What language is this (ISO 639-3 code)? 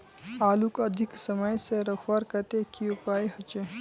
mag